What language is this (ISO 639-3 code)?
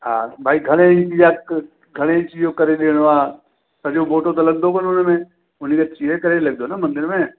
snd